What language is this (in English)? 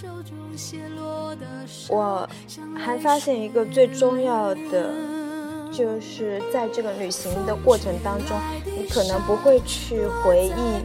Chinese